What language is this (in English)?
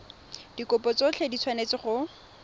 Tswana